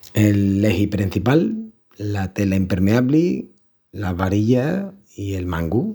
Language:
Extremaduran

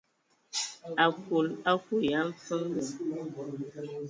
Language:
Ewondo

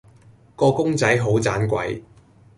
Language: Cantonese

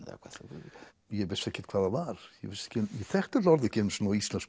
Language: Icelandic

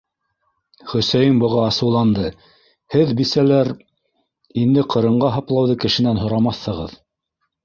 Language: Bashkir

